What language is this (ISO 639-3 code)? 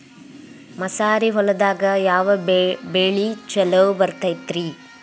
kan